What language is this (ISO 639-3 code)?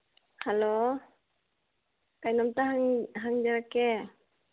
mni